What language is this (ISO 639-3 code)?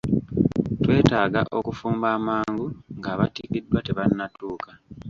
lug